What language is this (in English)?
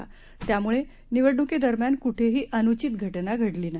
Marathi